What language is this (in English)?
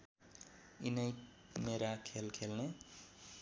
Nepali